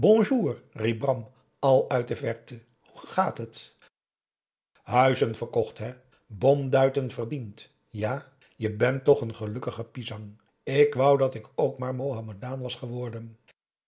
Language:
Dutch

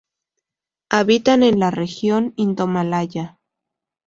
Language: Spanish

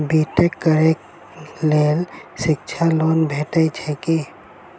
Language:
Maithili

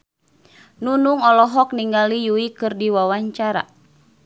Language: Sundanese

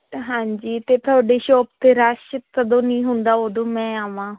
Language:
Punjabi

